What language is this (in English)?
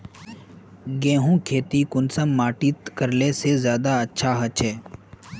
Magahi